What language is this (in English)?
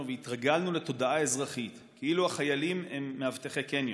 Hebrew